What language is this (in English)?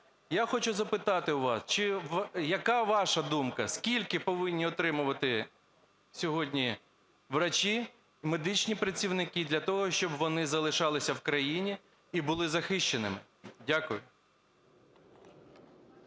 Ukrainian